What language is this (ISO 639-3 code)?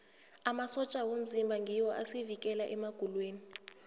nbl